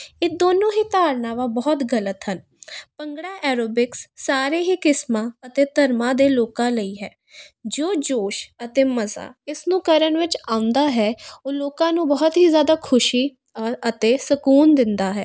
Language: Punjabi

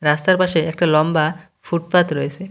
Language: Bangla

